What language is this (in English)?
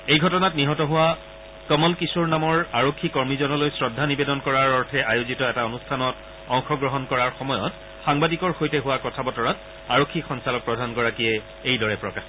Assamese